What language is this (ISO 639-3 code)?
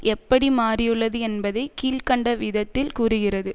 tam